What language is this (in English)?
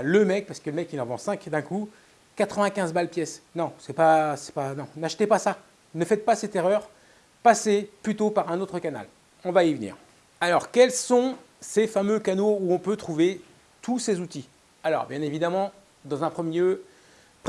French